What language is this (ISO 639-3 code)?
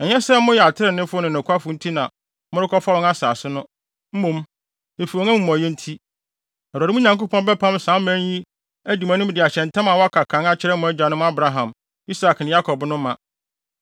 aka